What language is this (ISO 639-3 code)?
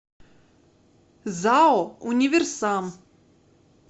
rus